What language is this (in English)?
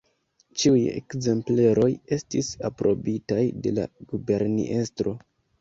Esperanto